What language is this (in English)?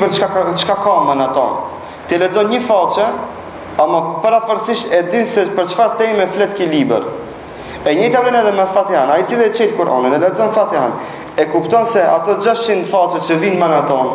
Romanian